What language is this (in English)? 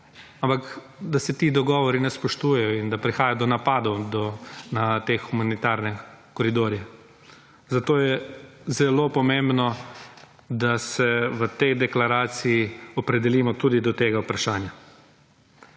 Slovenian